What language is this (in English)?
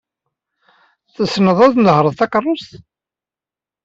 Kabyle